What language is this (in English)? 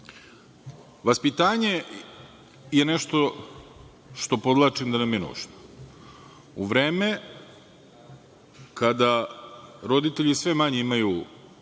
Serbian